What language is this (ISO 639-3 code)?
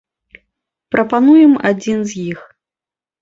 bel